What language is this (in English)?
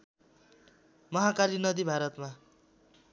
Nepali